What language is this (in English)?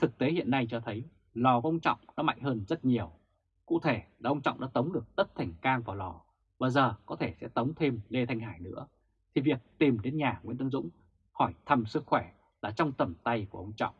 Vietnamese